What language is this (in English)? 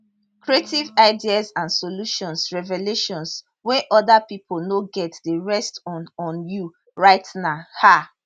Nigerian Pidgin